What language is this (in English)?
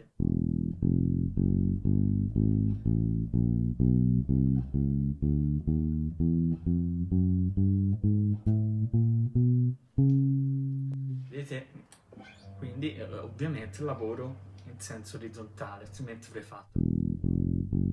Italian